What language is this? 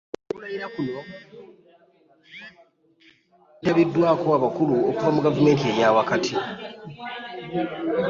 Ganda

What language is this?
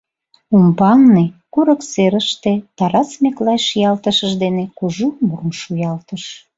Mari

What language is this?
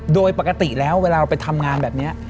Thai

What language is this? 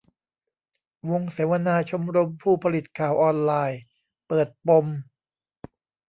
Thai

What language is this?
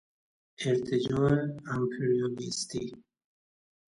Persian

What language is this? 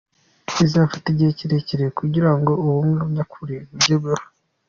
Kinyarwanda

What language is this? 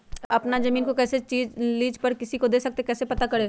Magahi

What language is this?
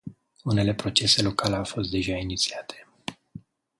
Romanian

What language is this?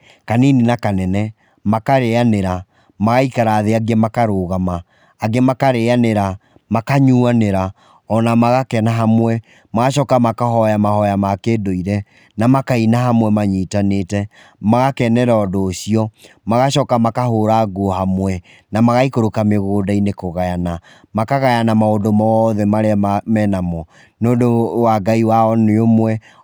Kikuyu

